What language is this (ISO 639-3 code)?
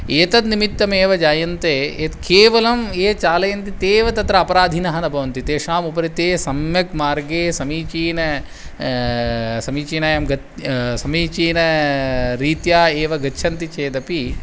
san